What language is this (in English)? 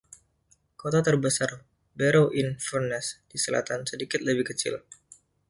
Indonesian